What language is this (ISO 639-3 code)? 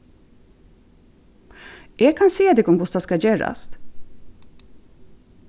fao